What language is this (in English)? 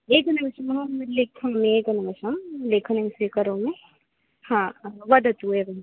Sanskrit